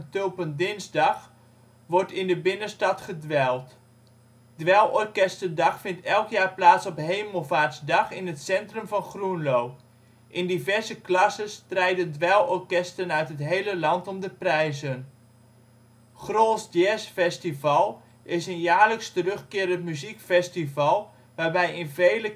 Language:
Dutch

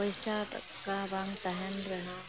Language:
Santali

